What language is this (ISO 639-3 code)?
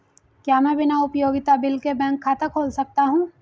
hin